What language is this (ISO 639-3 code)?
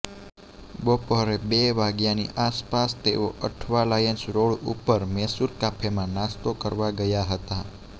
guj